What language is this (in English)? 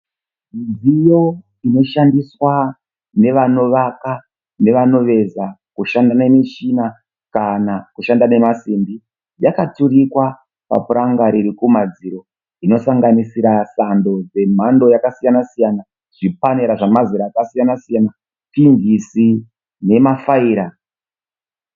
Shona